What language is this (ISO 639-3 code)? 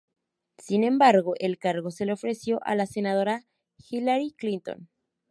spa